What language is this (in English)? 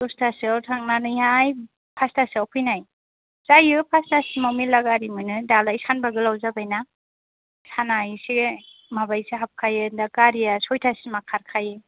Bodo